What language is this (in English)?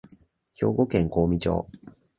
Japanese